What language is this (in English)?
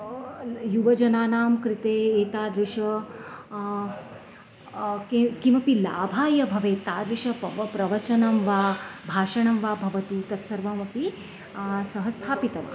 Sanskrit